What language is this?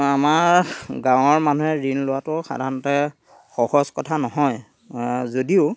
Assamese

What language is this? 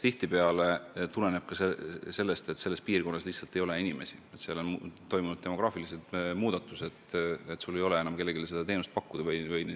Estonian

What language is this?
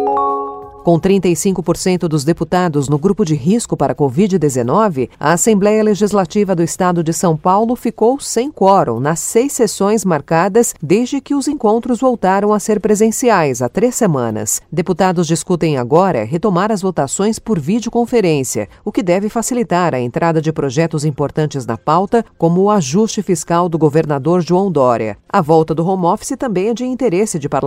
Portuguese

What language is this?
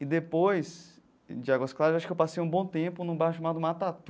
Portuguese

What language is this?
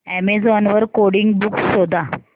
Marathi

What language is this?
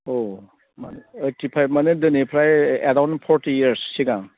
Bodo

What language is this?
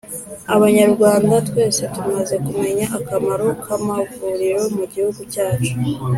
Kinyarwanda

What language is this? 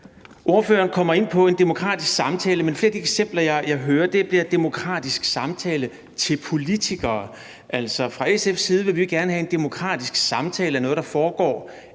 Danish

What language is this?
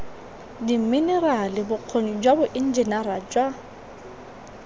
Tswana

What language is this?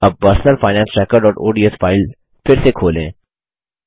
Hindi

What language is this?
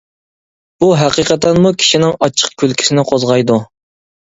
Uyghur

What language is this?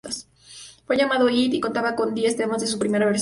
Spanish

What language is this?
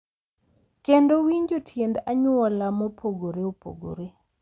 Luo (Kenya and Tanzania)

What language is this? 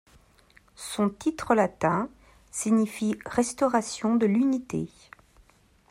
French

